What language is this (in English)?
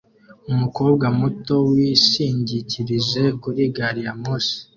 Kinyarwanda